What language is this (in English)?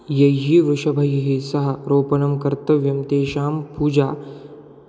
Sanskrit